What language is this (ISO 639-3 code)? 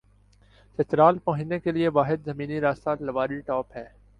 urd